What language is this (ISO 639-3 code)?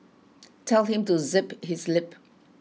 eng